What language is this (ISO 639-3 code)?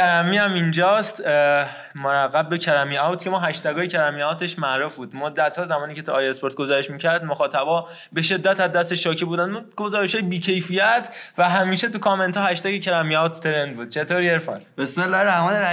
fas